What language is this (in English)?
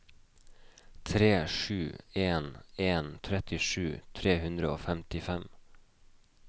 Norwegian